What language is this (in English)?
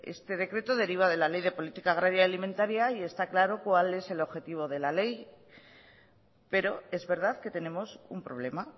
Spanish